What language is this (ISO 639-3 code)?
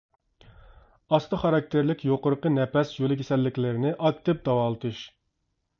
uig